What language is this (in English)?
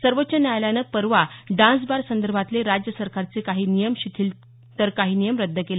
Marathi